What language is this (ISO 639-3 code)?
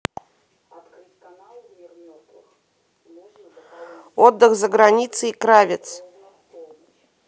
rus